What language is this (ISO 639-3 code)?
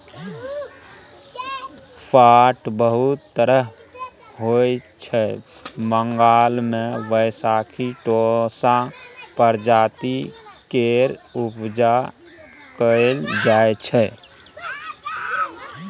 mai